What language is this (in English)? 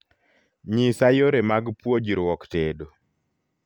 Luo (Kenya and Tanzania)